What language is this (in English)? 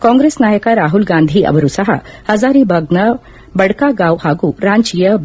Kannada